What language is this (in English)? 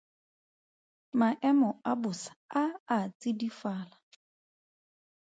Tswana